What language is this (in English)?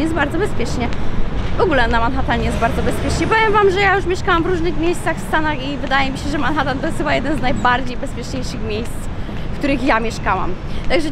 Polish